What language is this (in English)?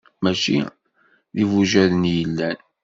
Kabyle